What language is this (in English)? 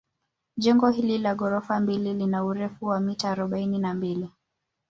Swahili